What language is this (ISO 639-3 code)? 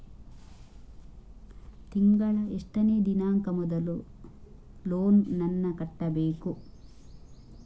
kan